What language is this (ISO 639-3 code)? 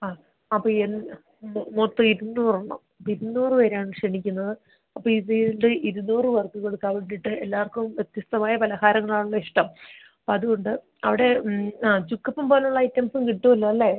mal